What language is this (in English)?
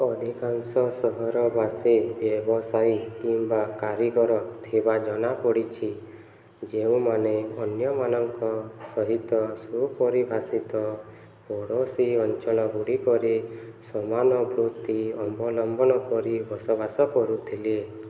Odia